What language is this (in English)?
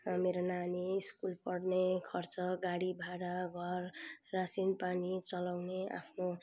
Nepali